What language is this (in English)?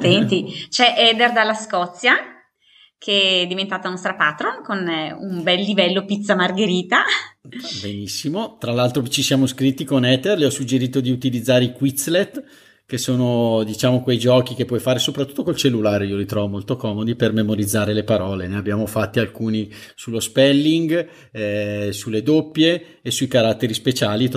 Italian